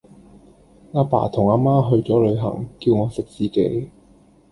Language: Cantonese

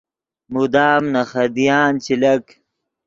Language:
Yidgha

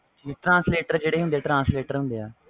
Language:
Punjabi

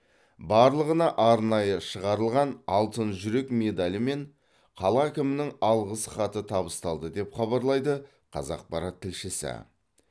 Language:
Kazakh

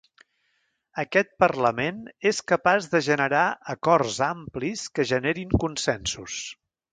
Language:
Catalan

